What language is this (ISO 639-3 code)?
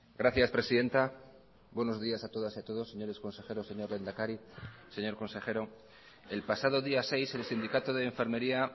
spa